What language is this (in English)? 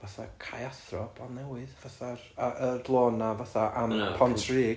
Welsh